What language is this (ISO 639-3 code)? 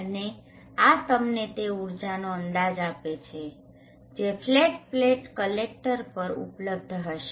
guj